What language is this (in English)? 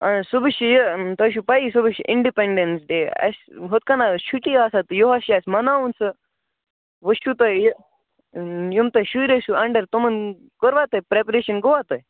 Kashmiri